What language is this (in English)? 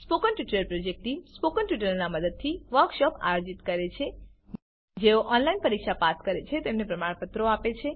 Gujarati